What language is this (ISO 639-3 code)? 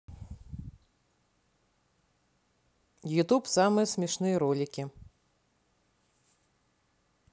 rus